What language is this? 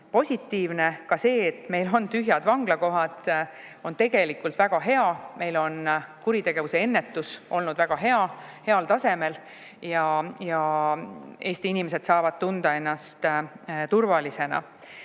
Estonian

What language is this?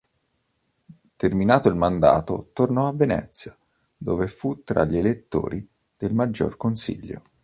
Italian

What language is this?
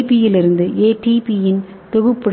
Tamil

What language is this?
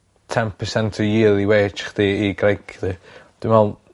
Welsh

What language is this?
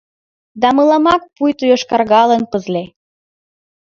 Mari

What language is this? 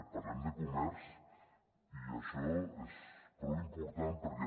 Catalan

